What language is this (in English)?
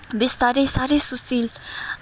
Nepali